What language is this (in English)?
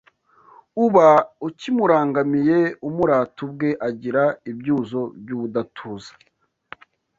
Kinyarwanda